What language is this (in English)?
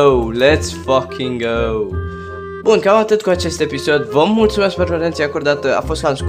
Romanian